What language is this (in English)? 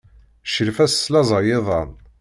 Kabyle